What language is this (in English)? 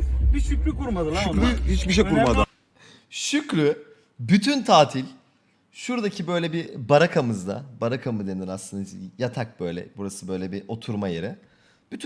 Turkish